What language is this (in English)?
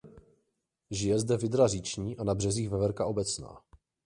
Czech